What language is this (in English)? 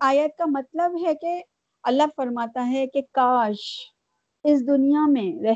Urdu